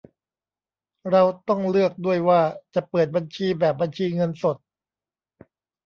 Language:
Thai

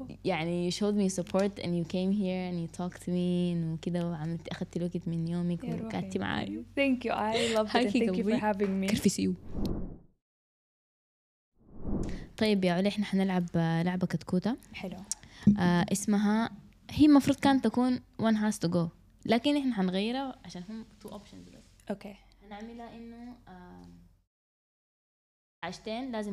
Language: Arabic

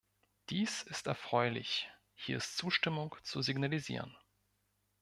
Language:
German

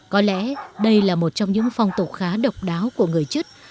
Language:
Vietnamese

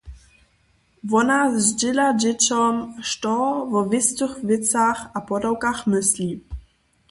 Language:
Upper Sorbian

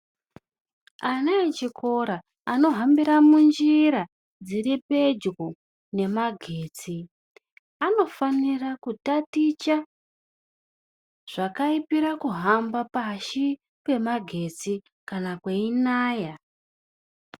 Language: Ndau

